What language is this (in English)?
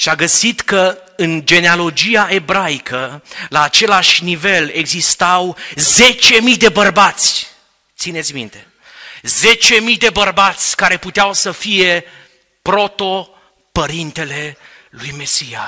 Romanian